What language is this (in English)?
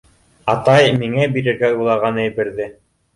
Bashkir